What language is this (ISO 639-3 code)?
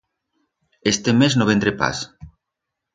arg